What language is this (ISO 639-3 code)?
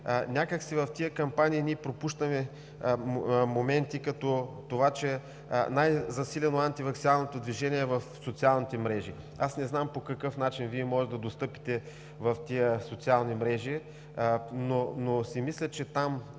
bul